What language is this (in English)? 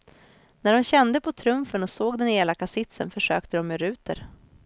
Swedish